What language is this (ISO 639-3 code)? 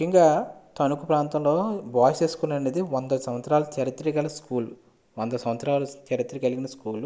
tel